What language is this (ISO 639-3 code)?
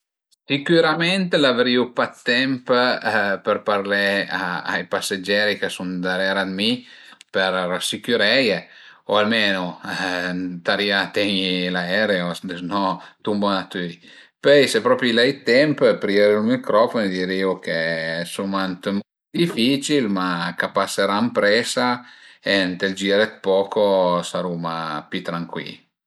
pms